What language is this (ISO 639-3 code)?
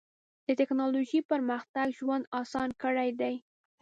pus